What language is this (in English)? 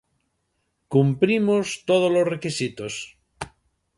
Galician